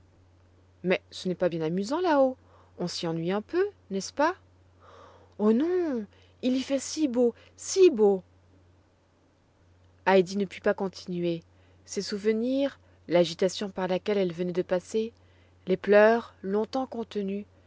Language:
French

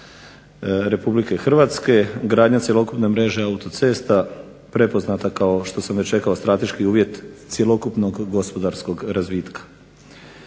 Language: Croatian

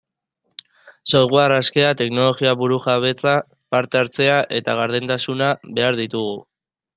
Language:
Basque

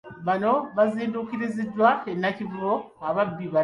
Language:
Ganda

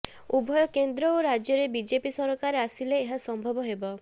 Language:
Odia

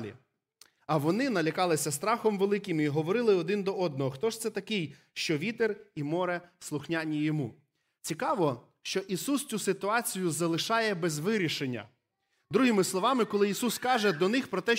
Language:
Ukrainian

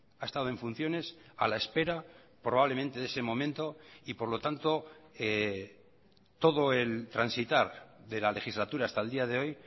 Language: Spanish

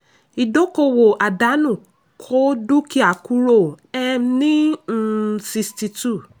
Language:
Yoruba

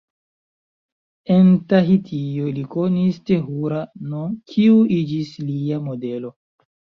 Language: Esperanto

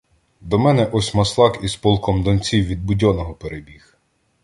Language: Ukrainian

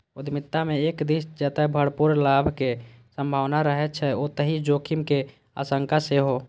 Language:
Maithili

